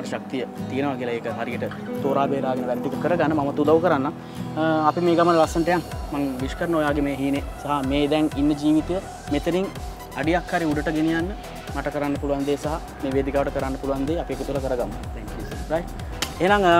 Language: Indonesian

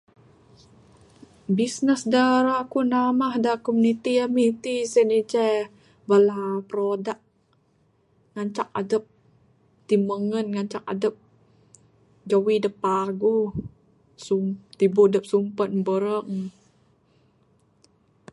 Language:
Bukar-Sadung Bidayuh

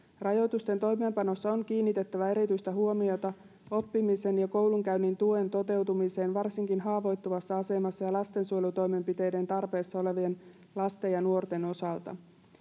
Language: Finnish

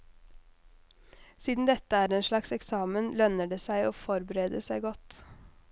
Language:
Norwegian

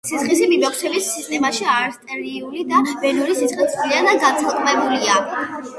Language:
Georgian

